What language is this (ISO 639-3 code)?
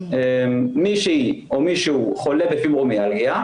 heb